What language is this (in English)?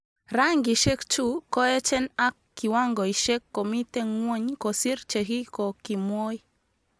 Kalenjin